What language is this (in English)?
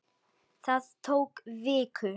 Icelandic